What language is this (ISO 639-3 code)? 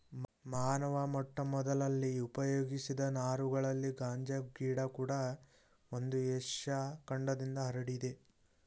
kan